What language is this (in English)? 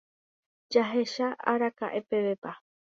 Guarani